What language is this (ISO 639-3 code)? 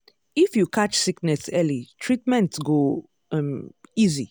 pcm